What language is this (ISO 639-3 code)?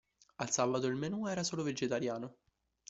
ita